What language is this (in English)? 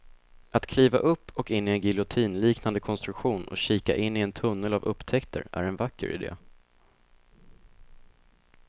Swedish